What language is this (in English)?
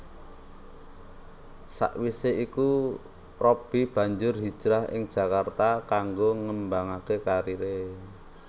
Javanese